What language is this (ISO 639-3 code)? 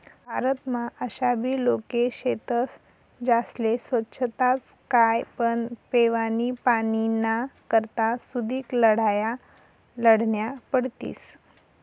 mar